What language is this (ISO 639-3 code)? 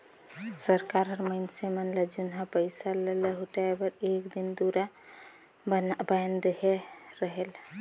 hne